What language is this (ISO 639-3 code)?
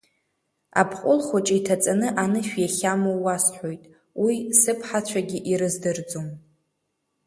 abk